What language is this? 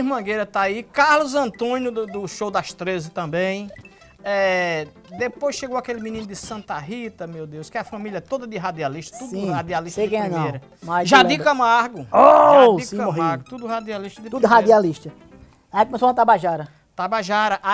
Portuguese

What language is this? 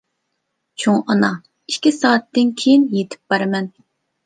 Uyghur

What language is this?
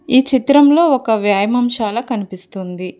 Telugu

